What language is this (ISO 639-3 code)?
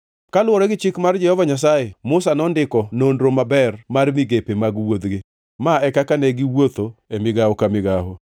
luo